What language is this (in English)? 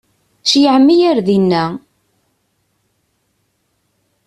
Kabyle